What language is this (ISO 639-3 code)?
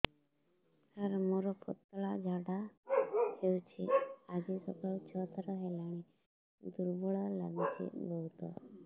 ori